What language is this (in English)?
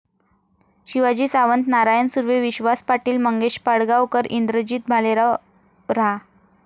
Marathi